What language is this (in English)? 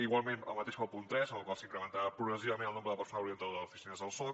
Catalan